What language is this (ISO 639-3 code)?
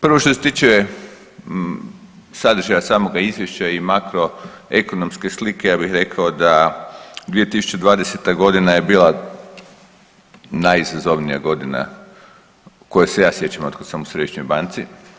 hrv